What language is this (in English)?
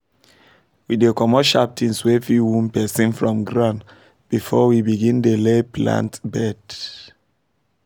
Nigerian Pidgin